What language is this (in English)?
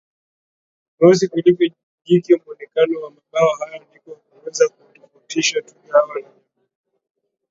Swahili